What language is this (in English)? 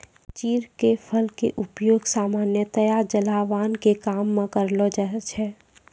Maithili